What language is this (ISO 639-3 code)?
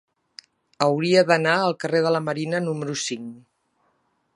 cat